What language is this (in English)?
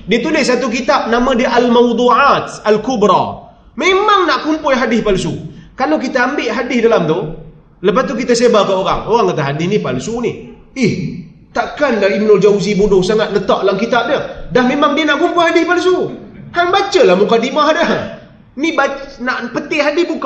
Malay